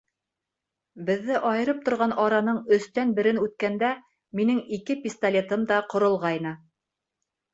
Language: Bashkir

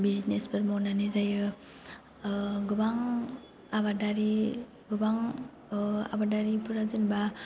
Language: Bodo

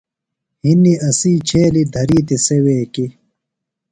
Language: Phalura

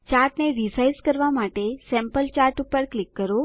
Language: Gujarati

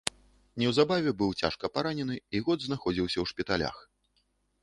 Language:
Belarusian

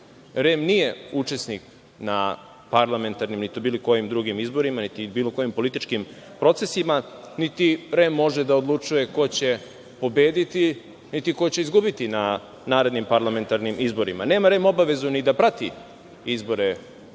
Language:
Serbian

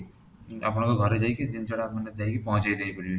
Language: Odia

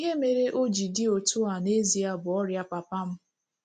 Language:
Igbo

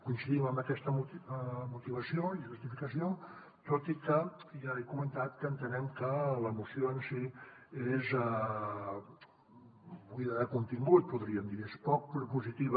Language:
Catalan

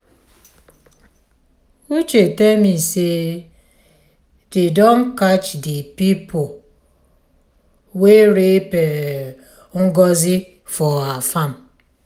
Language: Nigerian Pidgin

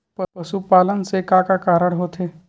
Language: Chhattisgarhi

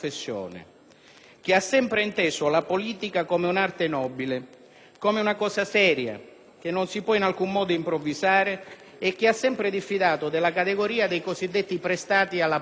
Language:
Italian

